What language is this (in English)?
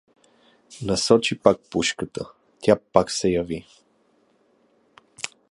Bulgarian